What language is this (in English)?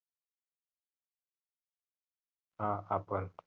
Marathi